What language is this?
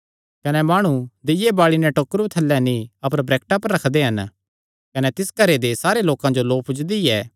Kangri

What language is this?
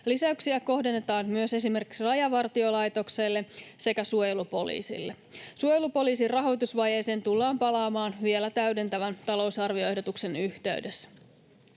Finnish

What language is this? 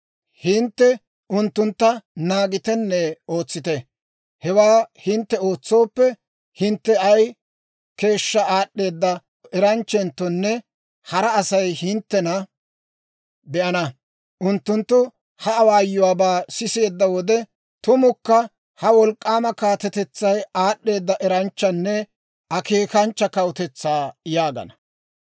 Dawro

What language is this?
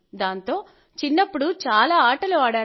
Telugu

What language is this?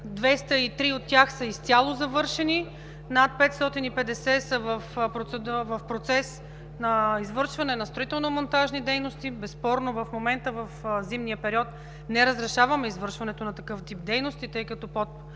Bulgarian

